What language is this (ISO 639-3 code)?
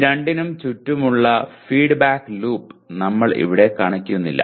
mal